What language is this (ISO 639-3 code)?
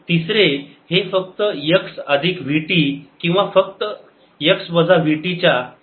mar